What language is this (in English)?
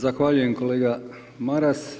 Croatian